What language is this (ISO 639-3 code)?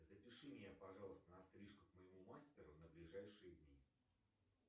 rus